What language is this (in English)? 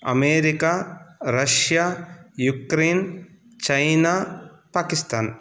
Sanskrit